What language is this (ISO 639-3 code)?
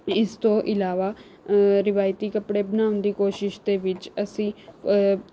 pan